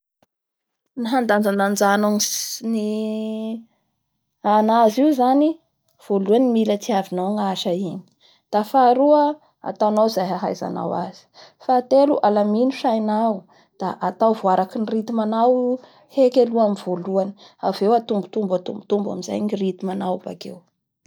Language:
Bara Malagasy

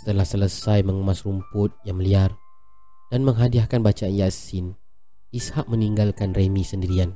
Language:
Malay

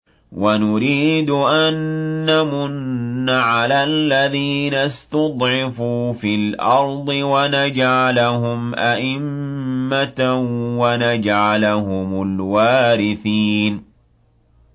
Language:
Arabic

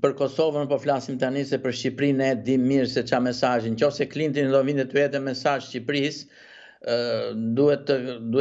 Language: Romanian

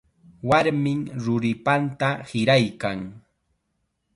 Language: Chiquián Ancash Quechua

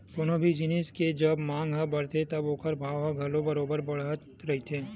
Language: Chhattisgarhi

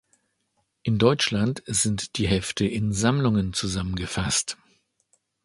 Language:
German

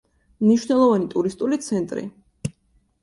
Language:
Georgian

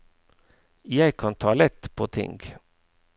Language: Norwegian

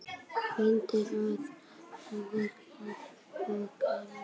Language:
Icelandic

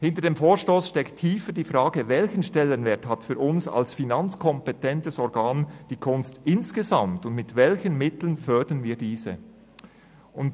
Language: Swiss German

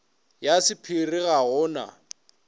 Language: Northern Sotho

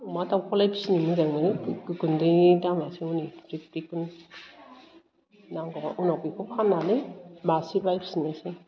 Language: Bodo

